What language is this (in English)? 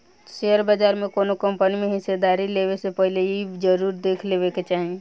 Bhojpuri